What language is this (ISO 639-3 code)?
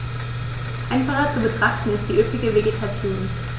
deu